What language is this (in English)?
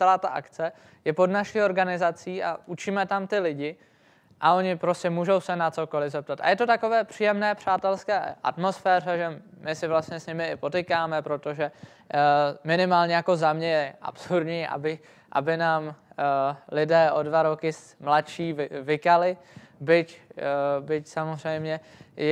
Czech